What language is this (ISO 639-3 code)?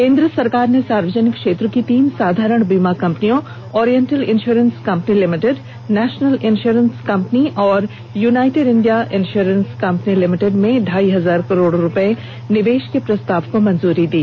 hin